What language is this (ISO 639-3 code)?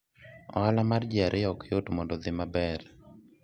luo